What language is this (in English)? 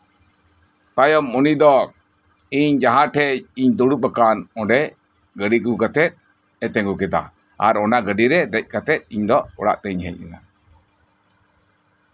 Santali